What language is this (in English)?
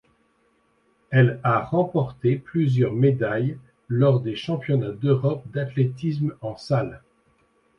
French